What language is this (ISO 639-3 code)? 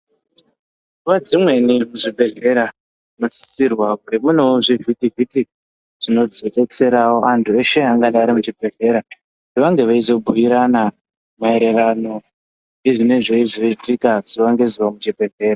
ndc